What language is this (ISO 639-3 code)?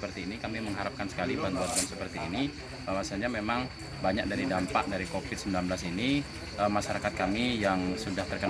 ind